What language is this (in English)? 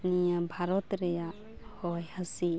Santali